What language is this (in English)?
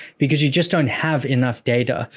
English